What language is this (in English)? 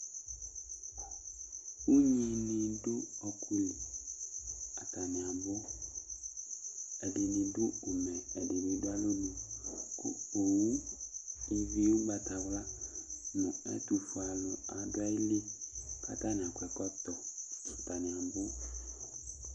Ikposo